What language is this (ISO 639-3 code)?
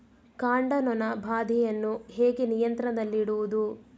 kan